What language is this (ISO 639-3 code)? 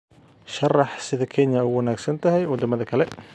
som